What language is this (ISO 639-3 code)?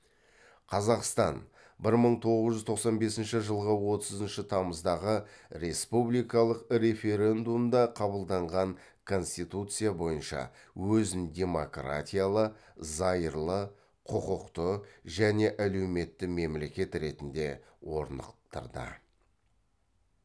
kaz